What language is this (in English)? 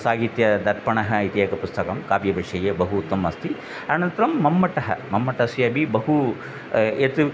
Sanskrit